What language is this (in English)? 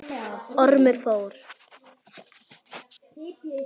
Icelandic